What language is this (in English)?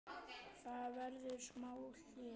Icelandic